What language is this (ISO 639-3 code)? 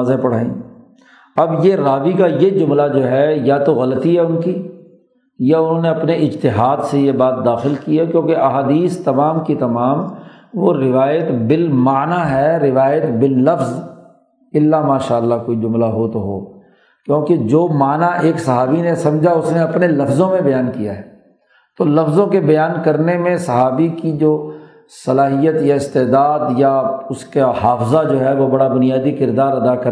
urd